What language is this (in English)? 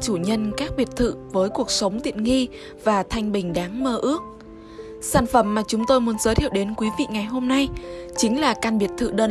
Vietnamese